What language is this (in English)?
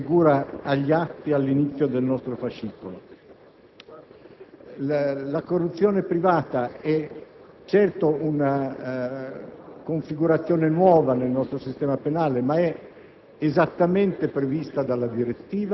Italian